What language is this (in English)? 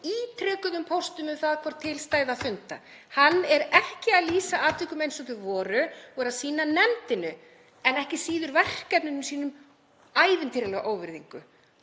Icelandic